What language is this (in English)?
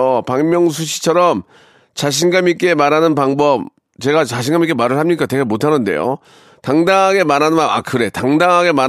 Korean